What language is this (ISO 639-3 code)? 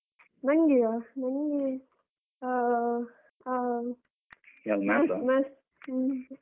kan